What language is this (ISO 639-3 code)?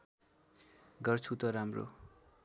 nep